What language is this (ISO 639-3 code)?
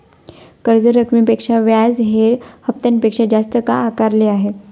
mar